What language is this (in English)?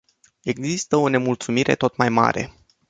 Romanian